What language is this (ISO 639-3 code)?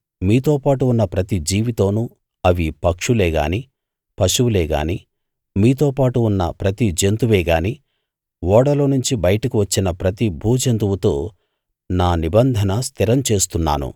tel